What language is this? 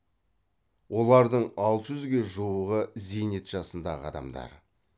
Kazakh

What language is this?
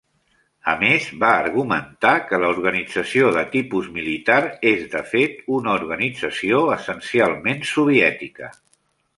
Catalan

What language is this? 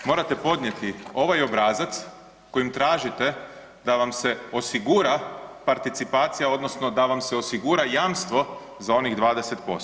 Croatian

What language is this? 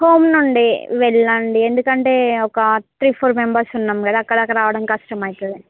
Telugu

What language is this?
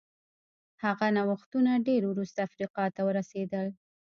Pashto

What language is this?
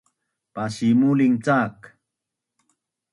Bunun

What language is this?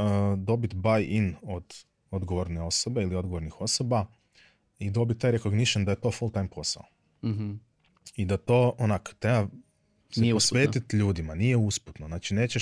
Croatian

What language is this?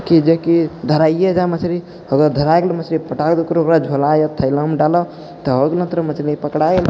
Maithili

